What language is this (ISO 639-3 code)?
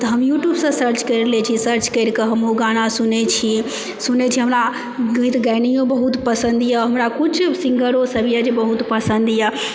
mai